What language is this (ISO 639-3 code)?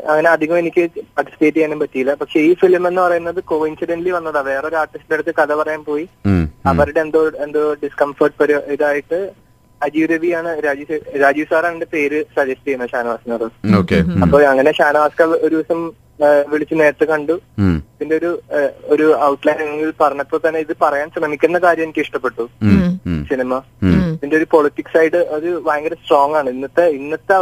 mal